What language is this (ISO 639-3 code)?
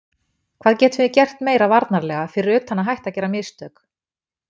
isl